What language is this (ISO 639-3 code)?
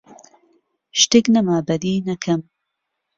ckb